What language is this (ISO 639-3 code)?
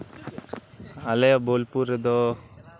sat